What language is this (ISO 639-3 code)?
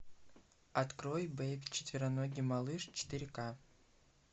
rus